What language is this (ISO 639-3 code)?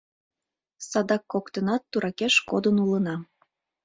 chm